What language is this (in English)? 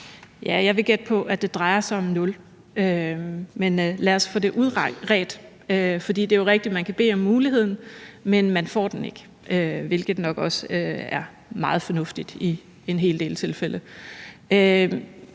Danish